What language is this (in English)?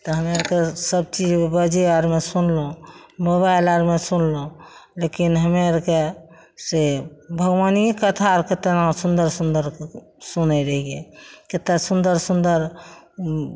Maithili